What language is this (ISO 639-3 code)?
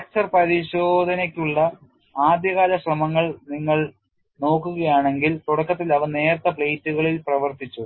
mal